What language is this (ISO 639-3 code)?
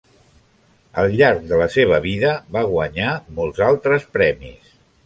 cat